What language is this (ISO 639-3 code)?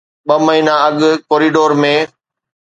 snd